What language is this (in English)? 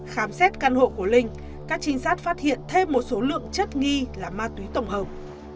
Vietnamese